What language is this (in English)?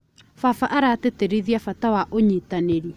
Kikuyu